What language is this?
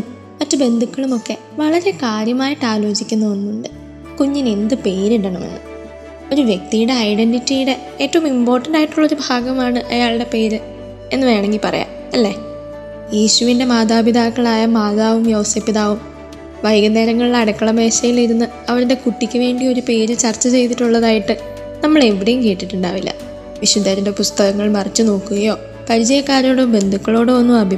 Malayalam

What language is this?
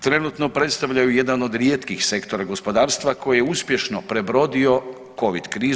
Croatian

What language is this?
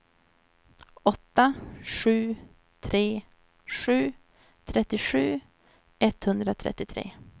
Swedish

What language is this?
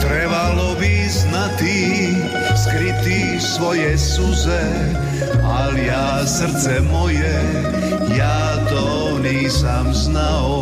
Croatian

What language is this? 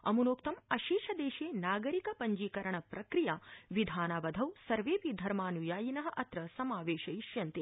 Sanskrit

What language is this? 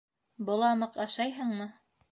Bashkir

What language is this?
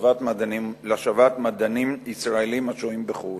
Hebrew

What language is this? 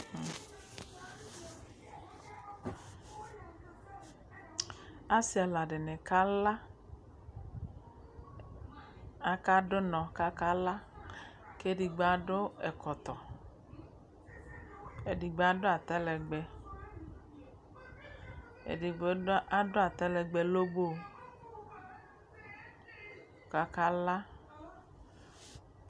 Ikposo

